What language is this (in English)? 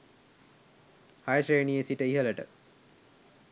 Sinhala